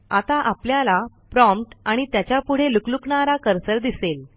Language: Marathi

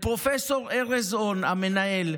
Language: Hebrew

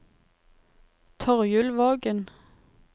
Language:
Norwegian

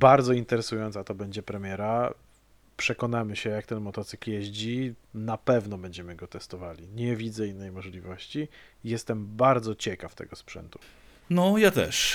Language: Polish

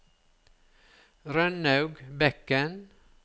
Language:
Norwegian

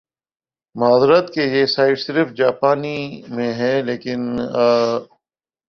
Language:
Urdu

